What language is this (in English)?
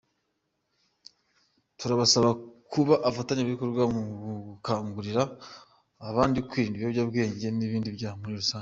Kinyarwanda